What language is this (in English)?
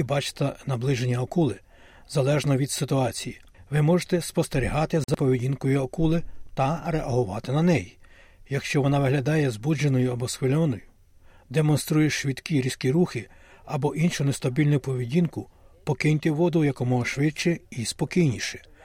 Ukrainian